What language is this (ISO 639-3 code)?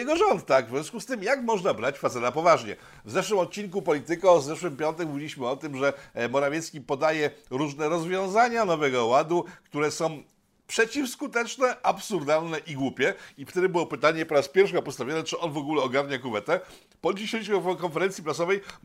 pol